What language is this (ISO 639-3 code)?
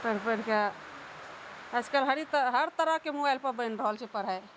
mai